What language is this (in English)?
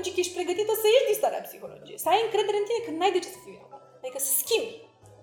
Romanian